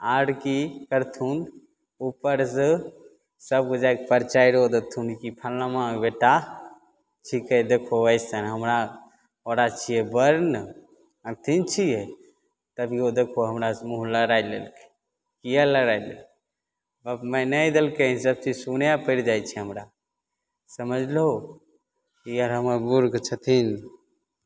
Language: Maithili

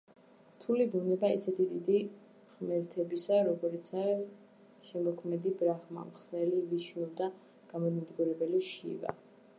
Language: Georgian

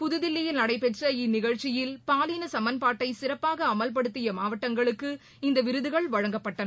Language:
Tamil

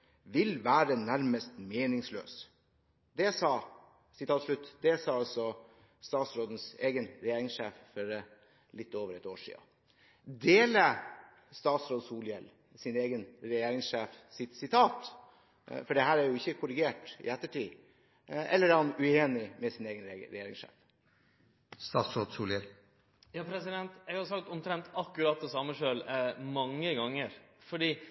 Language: Norwegian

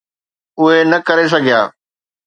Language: Sindhi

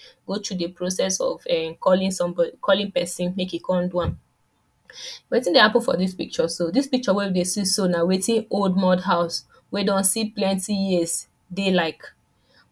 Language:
Nigerian Pidgin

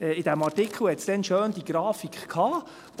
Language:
Swiss German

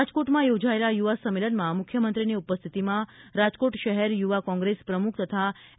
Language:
Gujarati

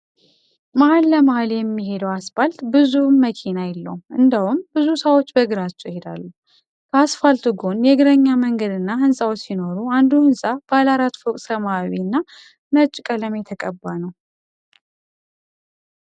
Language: Amharic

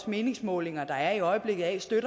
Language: Danish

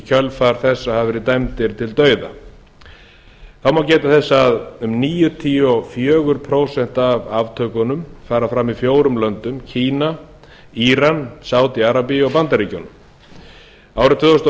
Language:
Icelandic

